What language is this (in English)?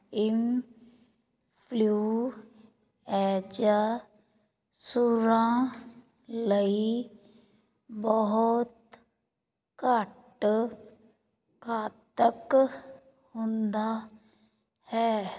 Punjabi